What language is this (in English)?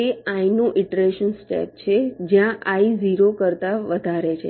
Gujarati